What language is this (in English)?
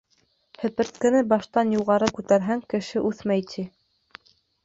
Bashkir